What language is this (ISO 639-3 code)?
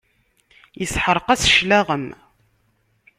kab